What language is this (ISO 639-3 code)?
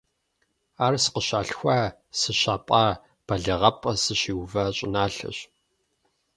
kbd